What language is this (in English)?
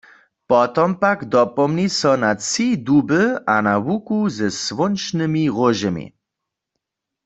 Upper Sorbian